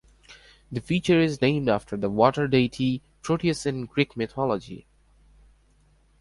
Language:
English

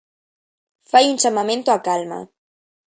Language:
Galician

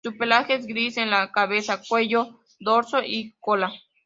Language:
Spanish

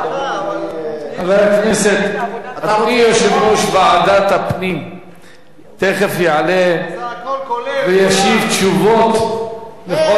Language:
Hebrew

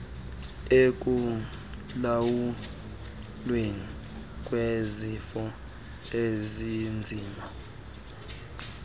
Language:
Xhosa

